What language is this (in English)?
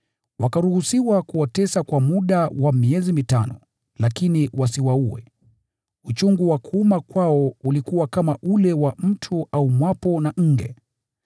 Swahili